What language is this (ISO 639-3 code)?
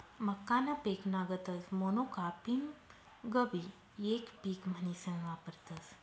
mar